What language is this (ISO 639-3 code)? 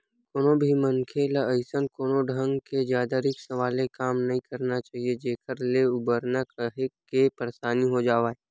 hne